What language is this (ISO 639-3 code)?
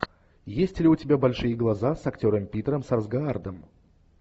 rus